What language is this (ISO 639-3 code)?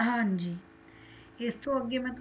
pan